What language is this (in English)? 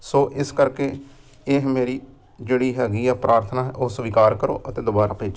Punjabi